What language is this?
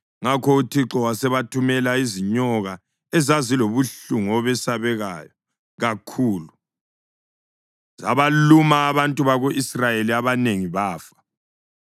North Ndebele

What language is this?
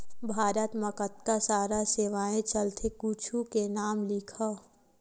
Chhattisgarhi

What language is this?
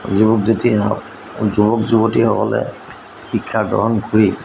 Assamese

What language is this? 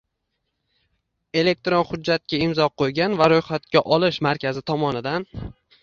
Uzbek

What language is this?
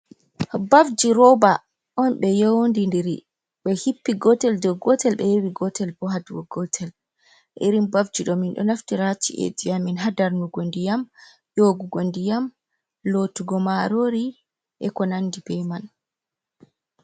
Fula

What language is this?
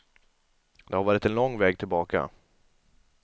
Swedish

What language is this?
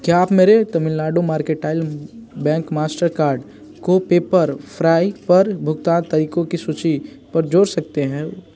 Hindi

